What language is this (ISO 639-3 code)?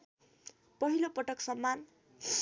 nep